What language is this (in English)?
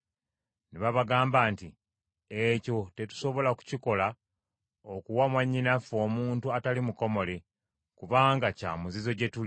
Ganda